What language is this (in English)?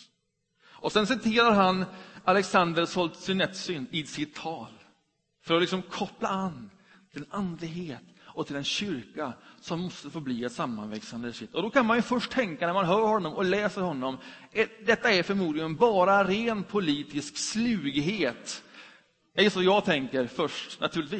Swedish